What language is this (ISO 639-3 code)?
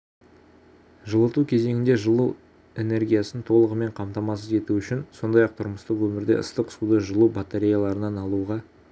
kaz